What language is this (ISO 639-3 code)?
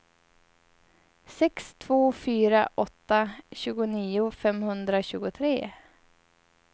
swe